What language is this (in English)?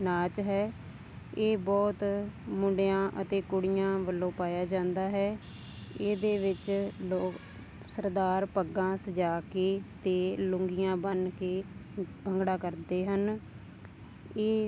Punjabi